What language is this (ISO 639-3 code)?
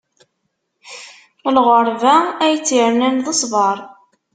kab